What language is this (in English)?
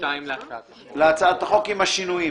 Hebrew